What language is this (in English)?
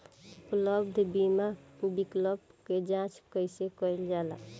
Bhojpuri